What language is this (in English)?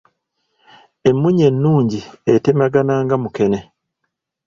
Ganda